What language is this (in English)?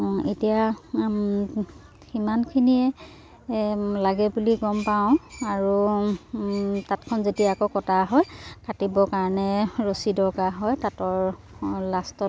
Assamese